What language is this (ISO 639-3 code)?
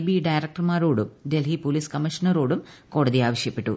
mal